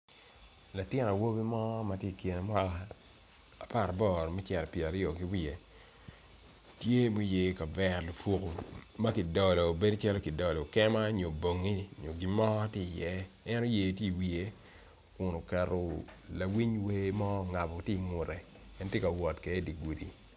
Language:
Acoli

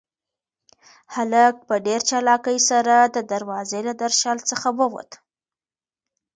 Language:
Pashto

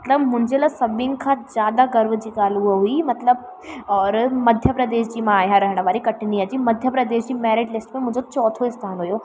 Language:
Sindhi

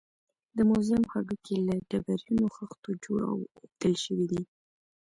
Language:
Pashto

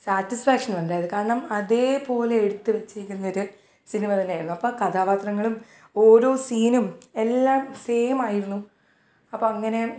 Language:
Malayalam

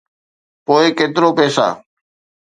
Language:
Sindhi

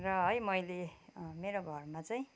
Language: Nepali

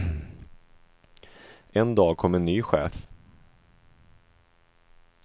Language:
Swedish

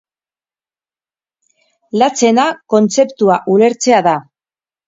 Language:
Basque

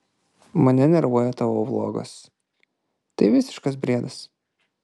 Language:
Lithuanian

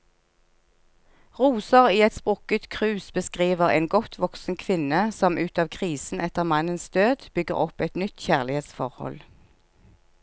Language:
Norwegian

